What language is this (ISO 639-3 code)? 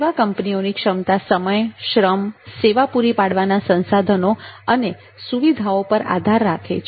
guj